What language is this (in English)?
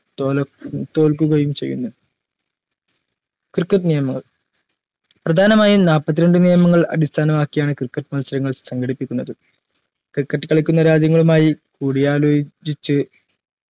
Malayalam